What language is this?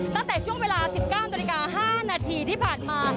Thai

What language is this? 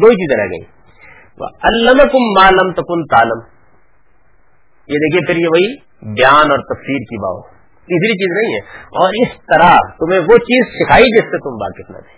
Urdu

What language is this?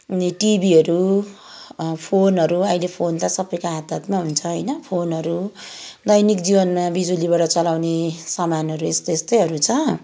Nepali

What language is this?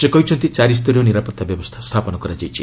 Odia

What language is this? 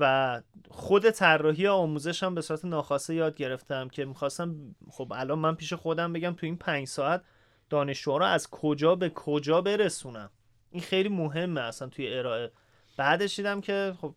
Persian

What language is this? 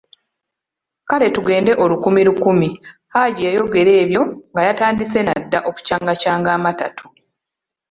Ganda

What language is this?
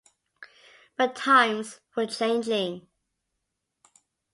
English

